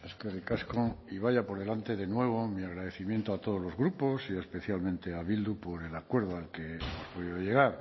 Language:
Spanish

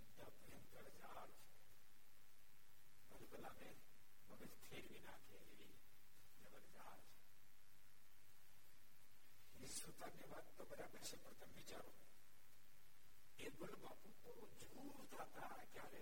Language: Gujarati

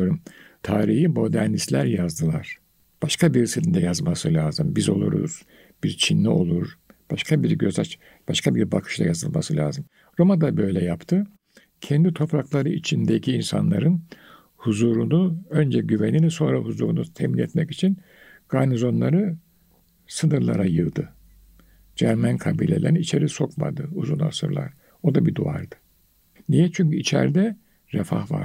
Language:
Turkish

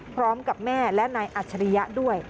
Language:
Thai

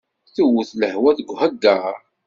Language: Kabyle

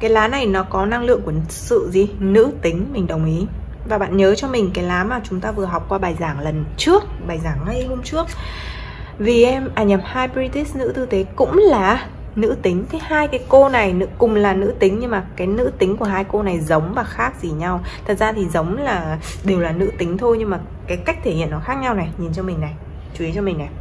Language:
Vietnamese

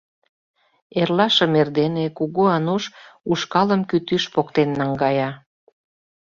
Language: Mari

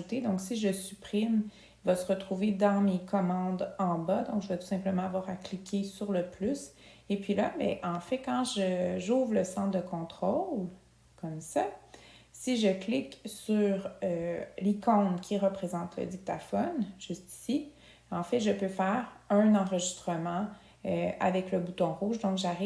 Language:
French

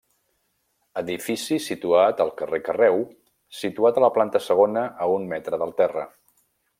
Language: Catalan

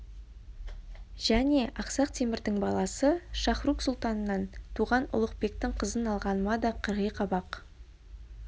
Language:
Kazakh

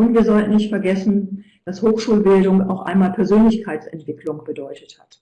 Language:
German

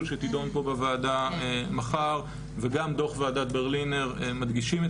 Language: Hebrew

